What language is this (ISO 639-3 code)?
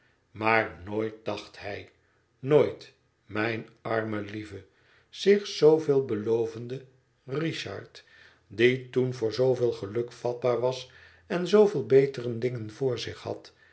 nld